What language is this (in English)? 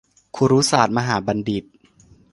Thai